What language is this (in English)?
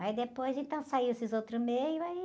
Portuguese